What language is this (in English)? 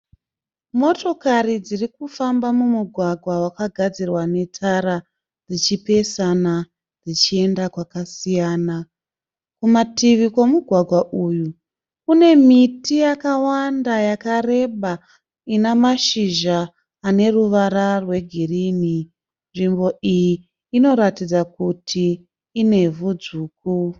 Shona